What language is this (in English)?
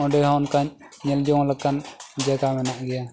Santali